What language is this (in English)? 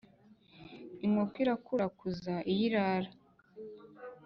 Kinyarwanda